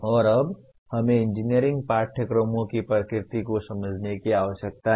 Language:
Hindi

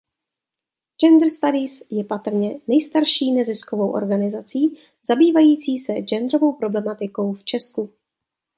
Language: Czech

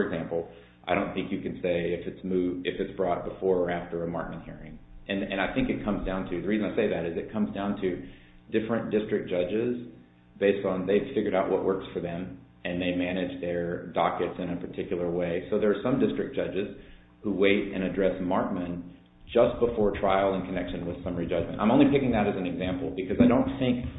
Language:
English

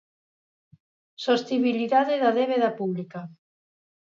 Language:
Galician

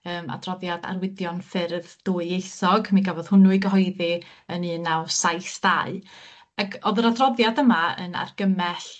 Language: Welsh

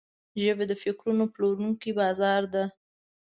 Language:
Pashto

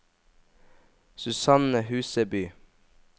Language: Norwegian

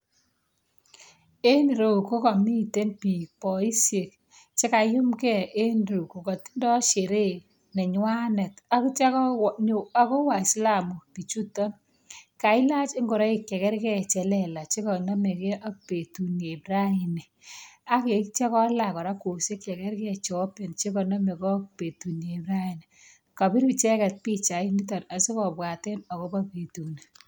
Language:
Kalenjin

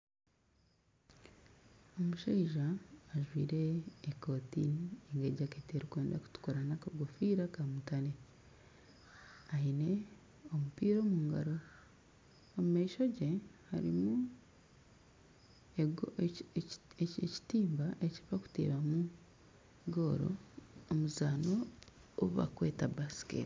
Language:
Nyankole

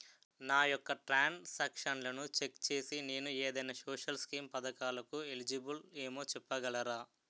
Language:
Telugu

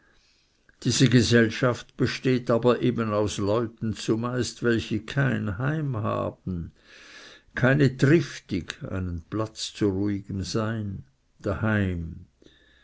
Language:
German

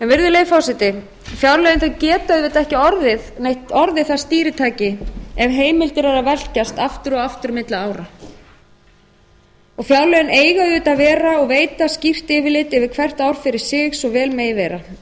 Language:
Icelandic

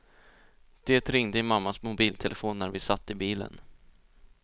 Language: Swedish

